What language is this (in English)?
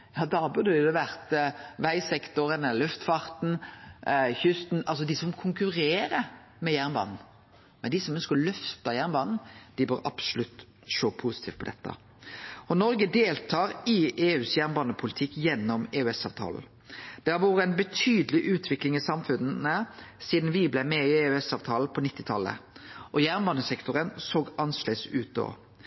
Norwegian Nynorsk